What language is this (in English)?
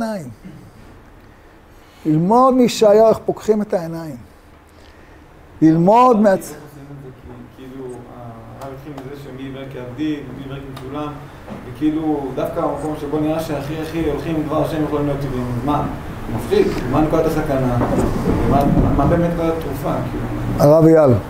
Hebrew